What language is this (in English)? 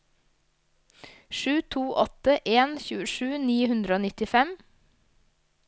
Norwegian